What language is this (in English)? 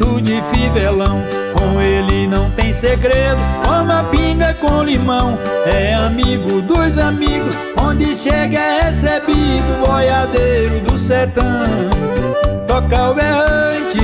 Portuguese